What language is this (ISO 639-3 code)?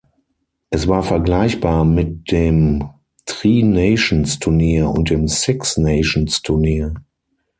deu